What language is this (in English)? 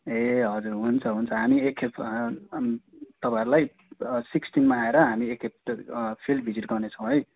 Nepali